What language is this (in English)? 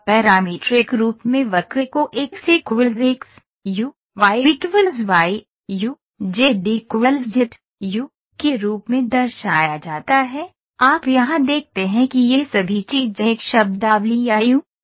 Hindi